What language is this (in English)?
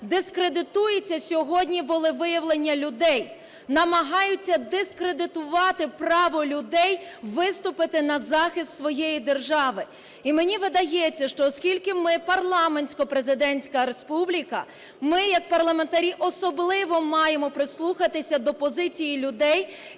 Ukrainian